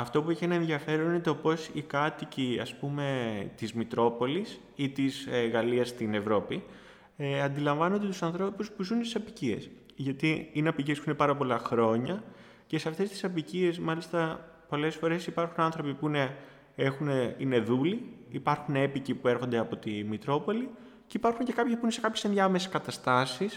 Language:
Greek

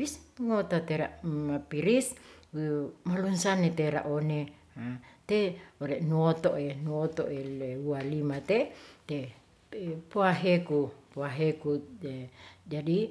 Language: Ratahan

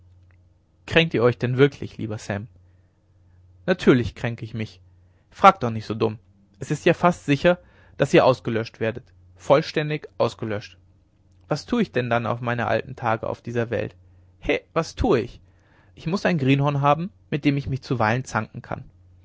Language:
German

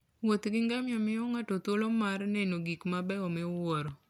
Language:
Luo (Kenya and Tanzania)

